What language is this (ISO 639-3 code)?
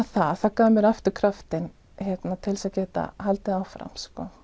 isl